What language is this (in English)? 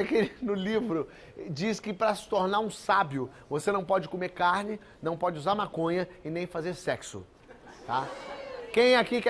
Portuguese